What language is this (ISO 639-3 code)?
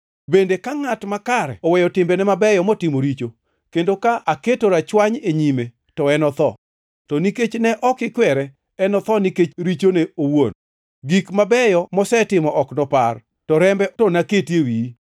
luo